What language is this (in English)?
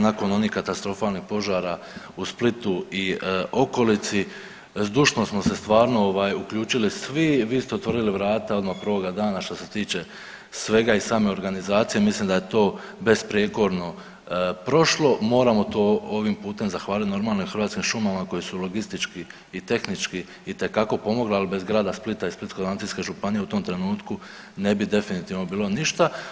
Croatian